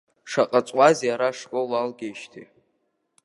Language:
Abkhazian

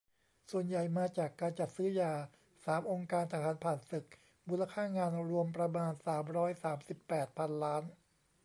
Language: Thai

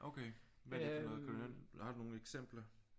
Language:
Danish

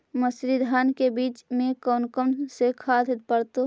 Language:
Magahi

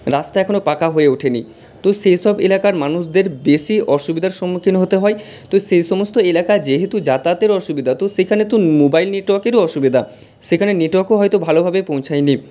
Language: Bangla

